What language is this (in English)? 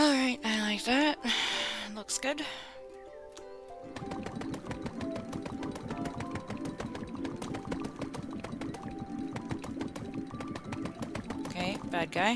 English